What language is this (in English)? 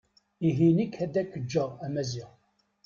Kabyle